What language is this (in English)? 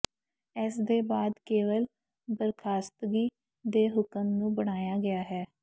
Punjabi